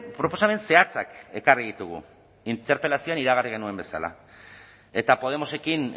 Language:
Basque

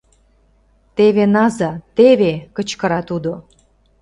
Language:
Mari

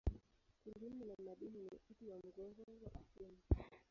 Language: Swahili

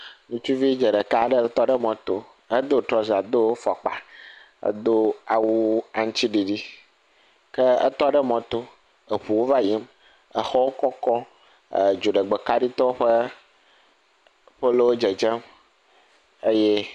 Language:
Ewe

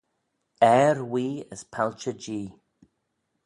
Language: Manx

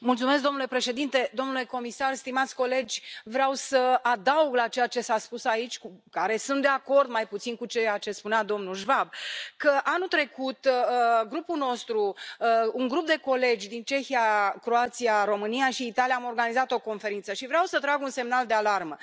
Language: Romanian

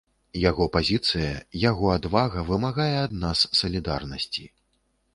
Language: Belarusian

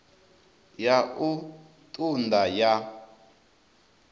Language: Venda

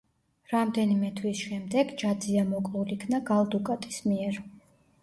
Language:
Georgian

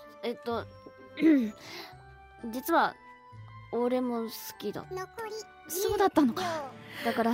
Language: Japanese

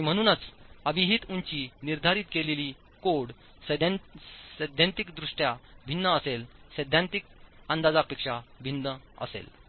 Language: Marathi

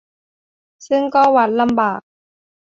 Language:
Thai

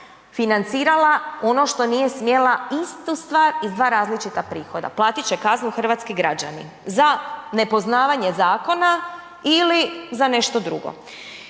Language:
Croatian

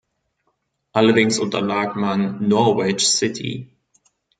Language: German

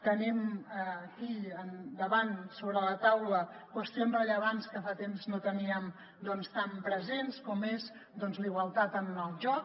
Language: Catalan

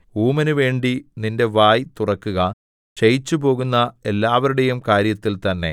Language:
Malayalam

